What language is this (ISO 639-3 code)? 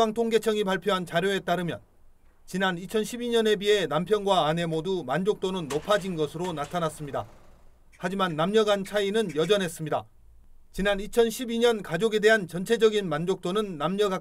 kor